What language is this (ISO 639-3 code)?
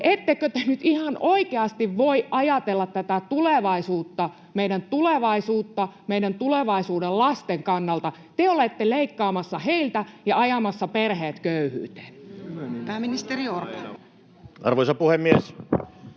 fin